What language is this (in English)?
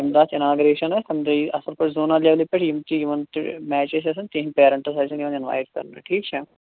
Kashmiri